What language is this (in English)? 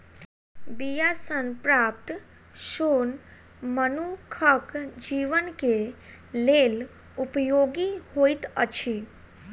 Maithili